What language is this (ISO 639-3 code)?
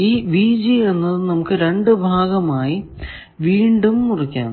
mal